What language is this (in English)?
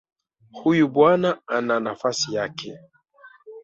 Swahili